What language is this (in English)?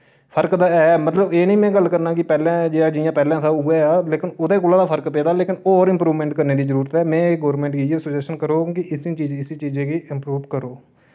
Dogri